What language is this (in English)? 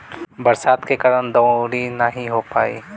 Bhojpuri